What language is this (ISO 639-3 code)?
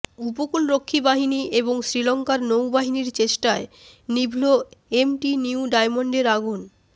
ben